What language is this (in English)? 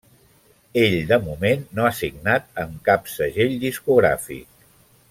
Catalan